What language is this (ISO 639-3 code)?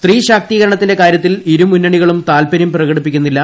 mal